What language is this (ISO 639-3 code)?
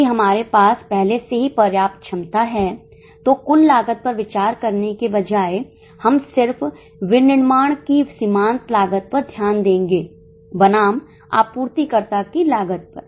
hin